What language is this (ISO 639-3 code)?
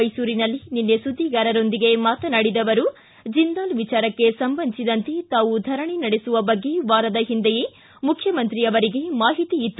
kan